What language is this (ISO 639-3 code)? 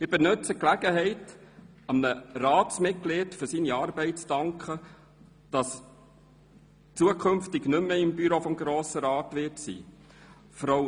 gsw